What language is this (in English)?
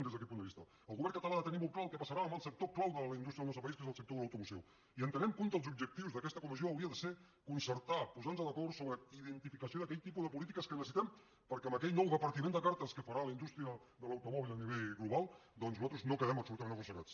Catalan